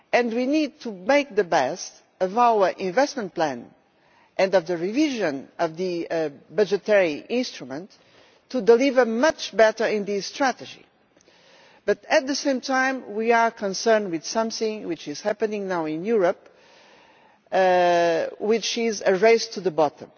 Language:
English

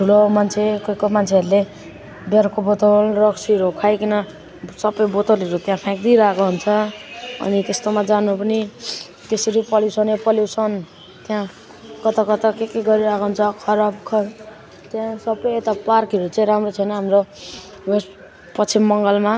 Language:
Nepali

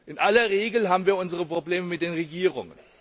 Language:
German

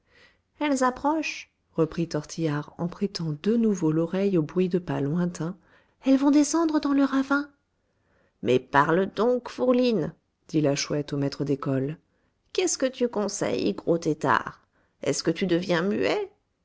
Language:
French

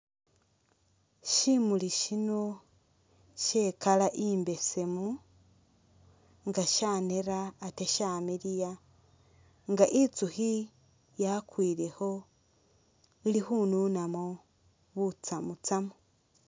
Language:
Masaaba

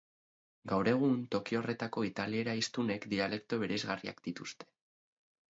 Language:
Basque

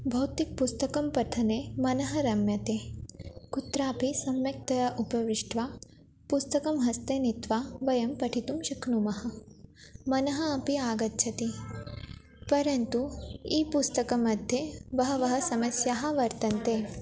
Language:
Sanskrit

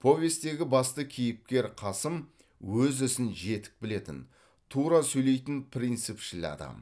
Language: Kazakh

